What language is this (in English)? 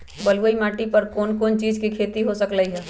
Magahi